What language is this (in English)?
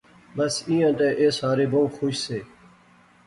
Pahari-Potwari